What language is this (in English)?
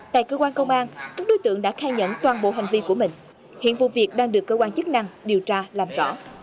Vietnamese